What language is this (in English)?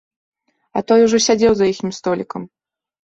Belarusian